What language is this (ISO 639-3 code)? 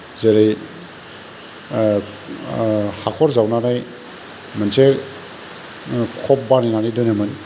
brx